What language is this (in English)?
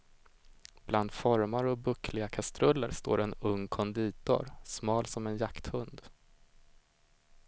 Swedish